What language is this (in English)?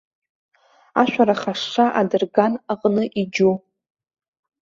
Abkhazian